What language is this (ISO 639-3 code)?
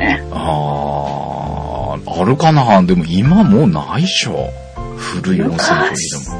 jpn